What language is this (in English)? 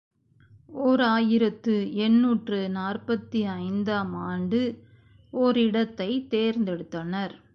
Tamil